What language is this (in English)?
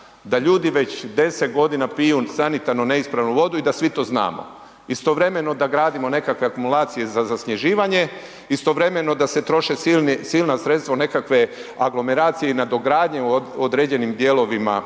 Croatian